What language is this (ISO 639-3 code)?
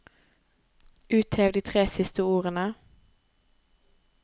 nor